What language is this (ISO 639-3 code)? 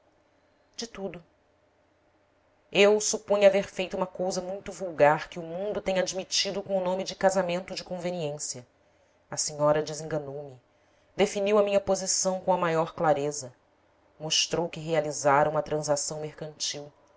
por